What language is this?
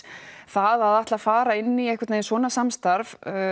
Icelandic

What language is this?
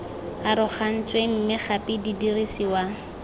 Tswana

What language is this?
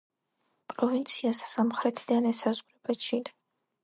Georgian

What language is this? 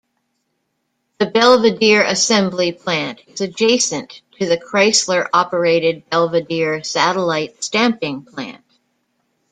English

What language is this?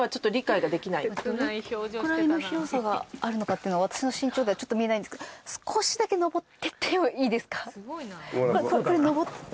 Japanese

